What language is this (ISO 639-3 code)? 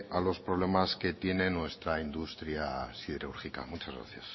spa